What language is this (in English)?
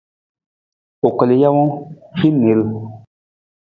Nawdm